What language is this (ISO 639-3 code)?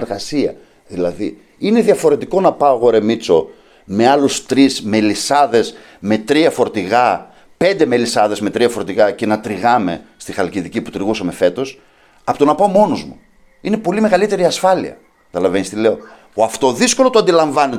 ell